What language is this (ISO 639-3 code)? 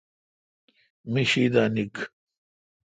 xka